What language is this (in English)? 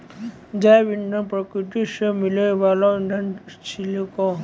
Maithili